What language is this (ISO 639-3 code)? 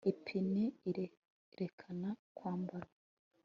kin